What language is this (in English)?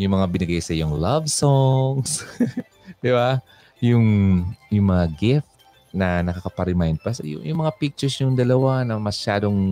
Filipino